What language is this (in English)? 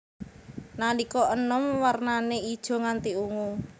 Javanese